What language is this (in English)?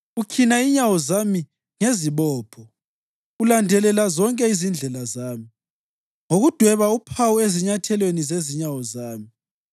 North Ndebele